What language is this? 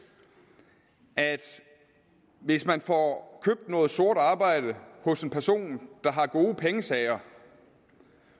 Danish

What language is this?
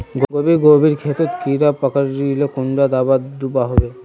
Magahi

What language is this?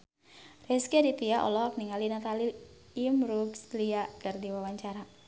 Sundanese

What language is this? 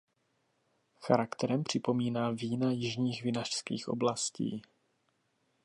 Czech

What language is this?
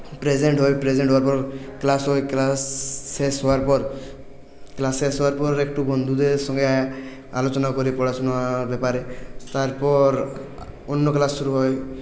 Bangla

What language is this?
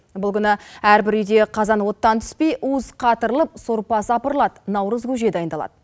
Kazakh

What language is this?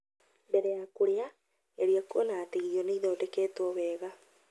Kikuyu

